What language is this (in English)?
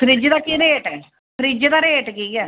Dogri